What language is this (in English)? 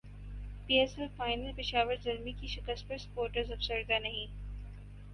Urdu